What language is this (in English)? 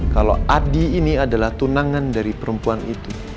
Indonesian